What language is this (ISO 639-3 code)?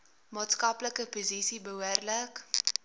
afr